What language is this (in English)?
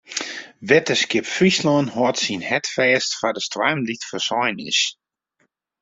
Western Frisian